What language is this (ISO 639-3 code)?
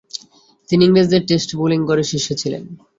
ben